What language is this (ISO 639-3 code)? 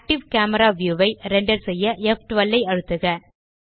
tam